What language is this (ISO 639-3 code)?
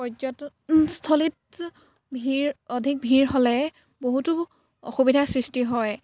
asm